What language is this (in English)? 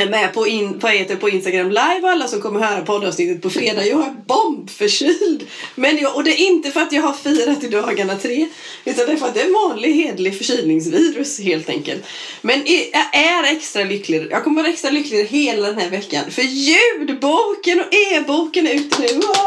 Swedish